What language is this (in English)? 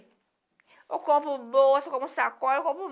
Portuguese